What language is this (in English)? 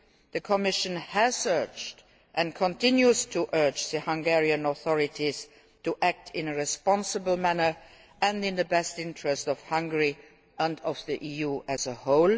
English